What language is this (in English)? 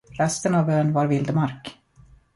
Swedish